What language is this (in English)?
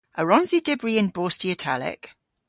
Cornish